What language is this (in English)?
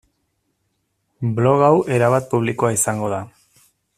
Basque